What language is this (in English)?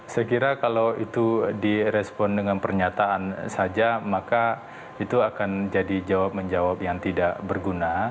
Indonesian